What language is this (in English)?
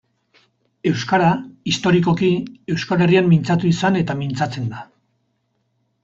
Basque